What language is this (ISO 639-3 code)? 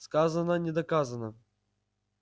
rus